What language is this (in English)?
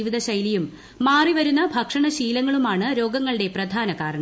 Malayalam